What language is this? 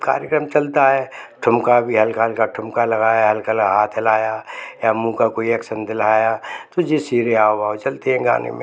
Hindi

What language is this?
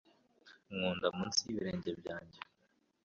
Kinyarwanda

